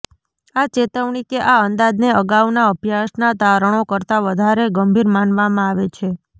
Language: Gujarati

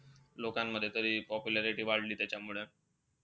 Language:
Marathi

